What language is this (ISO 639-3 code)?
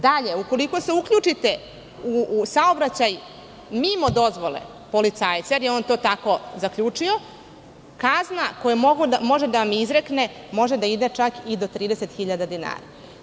srp